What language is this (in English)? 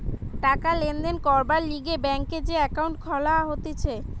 Bangla